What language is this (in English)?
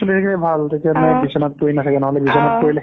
Assamese